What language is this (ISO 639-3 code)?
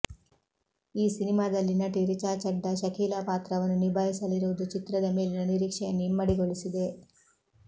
kan